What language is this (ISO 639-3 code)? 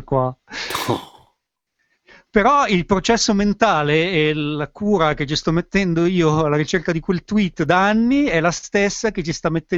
ita